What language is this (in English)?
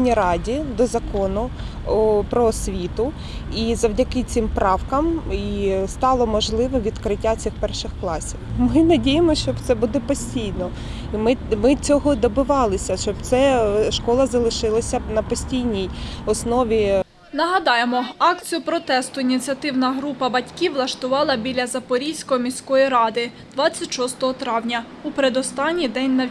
Ukrainian